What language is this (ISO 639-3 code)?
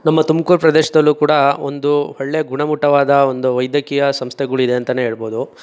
kan